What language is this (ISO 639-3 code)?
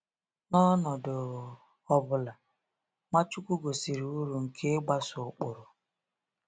ibo